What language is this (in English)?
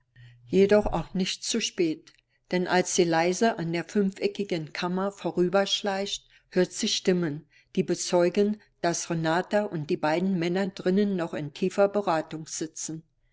German